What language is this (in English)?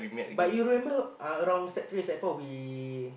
English